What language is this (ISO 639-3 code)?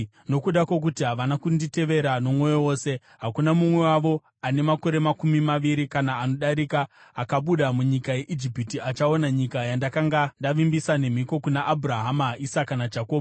sna